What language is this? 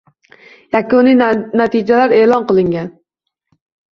Uzbek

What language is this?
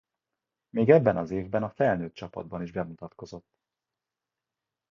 Hungarian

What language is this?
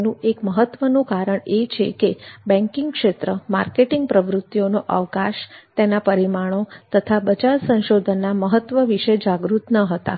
Gujarati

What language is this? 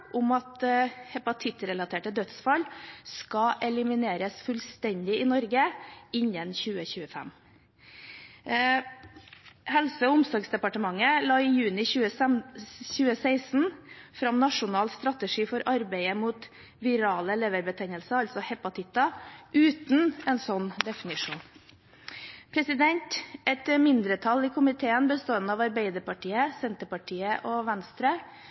Norwegian Bokmål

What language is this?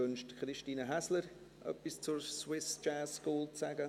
Swiss German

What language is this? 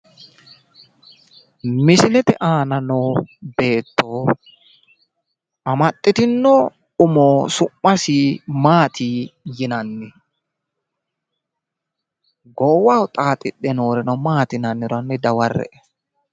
Sidamo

